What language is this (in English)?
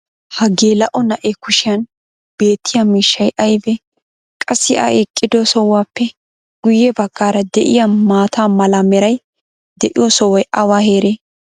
Wolaytta